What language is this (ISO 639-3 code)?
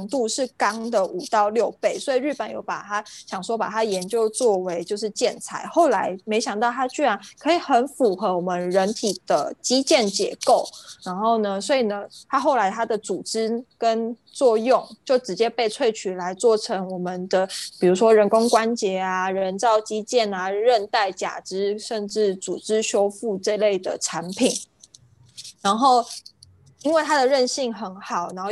zho